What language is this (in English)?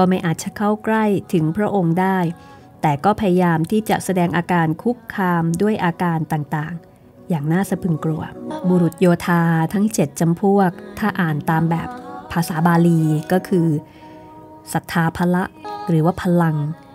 Thai